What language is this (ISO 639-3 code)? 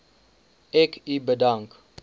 afr